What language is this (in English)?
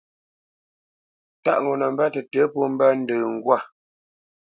Bamenyam